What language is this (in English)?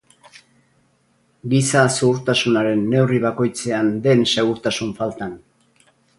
Basque